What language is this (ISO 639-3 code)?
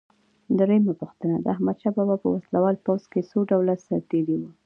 pus